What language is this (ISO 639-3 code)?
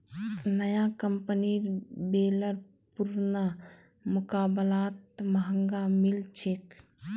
mag